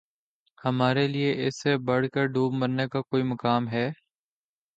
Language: Urdu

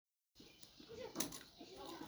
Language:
Somali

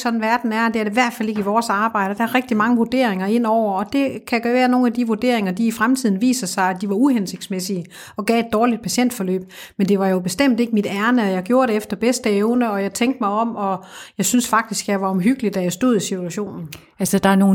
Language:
Danish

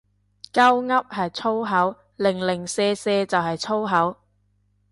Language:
Cantonese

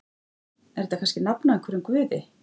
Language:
Icelandic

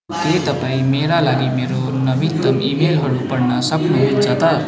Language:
Nepali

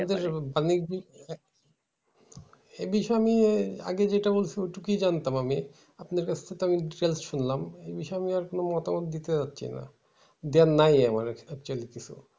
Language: Bangla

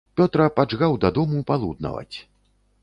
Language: Belarusian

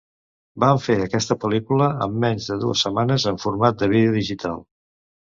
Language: Catalan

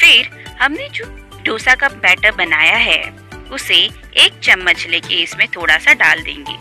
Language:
Hindi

